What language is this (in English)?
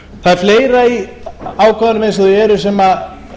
Icelandic